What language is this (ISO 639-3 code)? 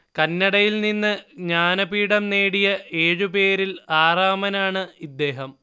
mal